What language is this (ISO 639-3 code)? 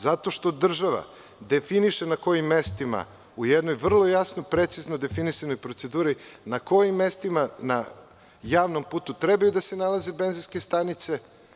srp